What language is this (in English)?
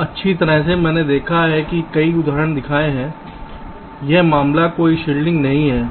Hindi